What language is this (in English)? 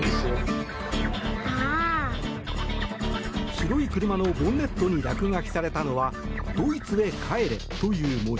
Japanese